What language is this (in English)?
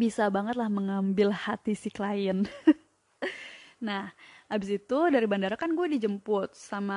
Indonesian